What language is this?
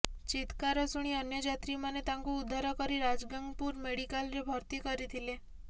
Odia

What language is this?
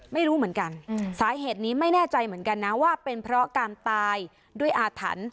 Thai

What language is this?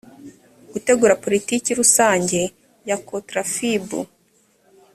Kinyarwanda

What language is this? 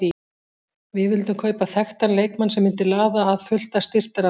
Icelandic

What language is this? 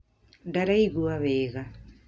Kikuyu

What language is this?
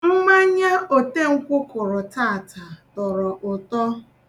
Igbo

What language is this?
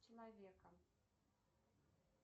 Russian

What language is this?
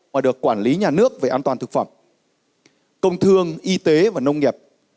Vietnamese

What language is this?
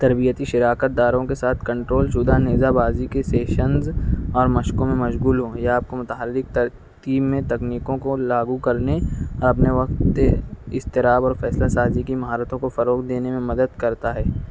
Urdu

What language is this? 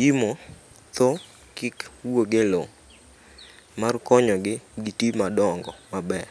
Luo (Kenya and Tanzania)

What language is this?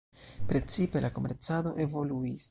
Esperanto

